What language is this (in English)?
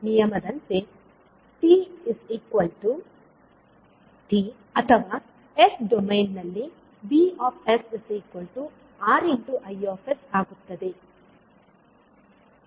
Kannada